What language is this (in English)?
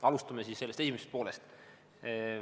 Estonian